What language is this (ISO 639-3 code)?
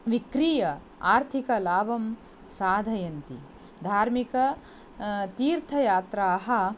san